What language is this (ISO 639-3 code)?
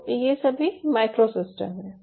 hin